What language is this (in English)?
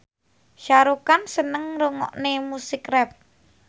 Javanese